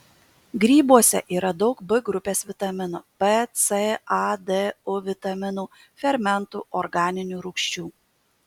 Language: Lithuanian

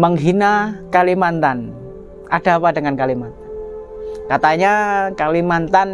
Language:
Indonesian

